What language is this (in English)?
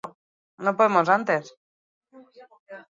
Basque